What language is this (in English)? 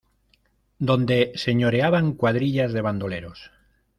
Spanish